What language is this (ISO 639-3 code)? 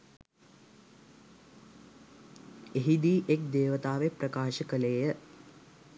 sin